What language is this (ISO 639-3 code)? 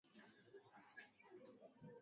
swa